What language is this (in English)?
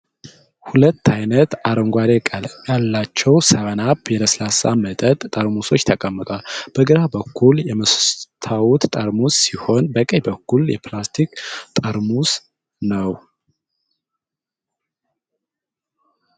Amharic